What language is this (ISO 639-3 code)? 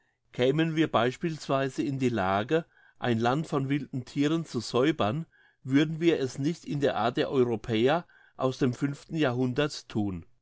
deu